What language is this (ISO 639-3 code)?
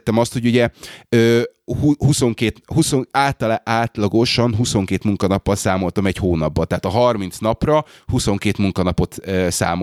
hun